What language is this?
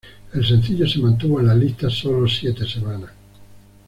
Spanish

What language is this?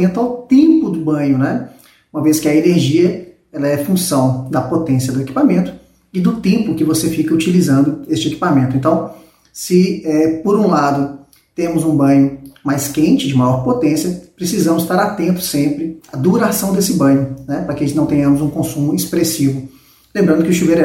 Portuguese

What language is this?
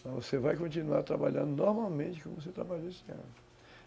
Portuguese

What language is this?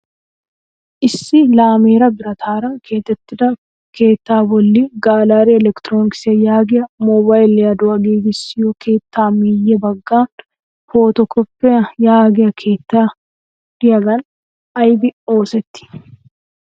Wolaytta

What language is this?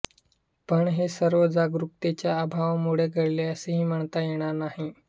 Marathi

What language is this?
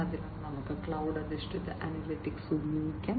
Malayalam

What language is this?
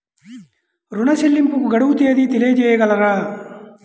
Telugu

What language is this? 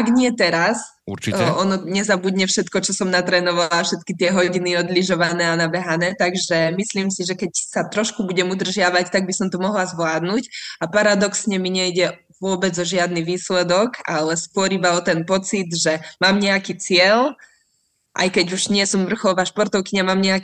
Slovak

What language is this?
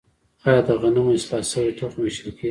Pashto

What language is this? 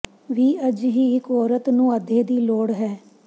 Punjabi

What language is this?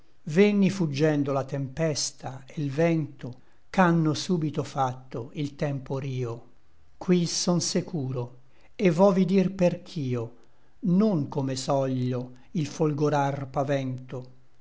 Italian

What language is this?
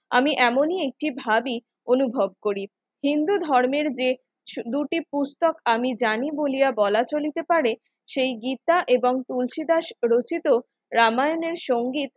Bangla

